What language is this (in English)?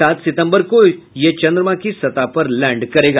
Hindi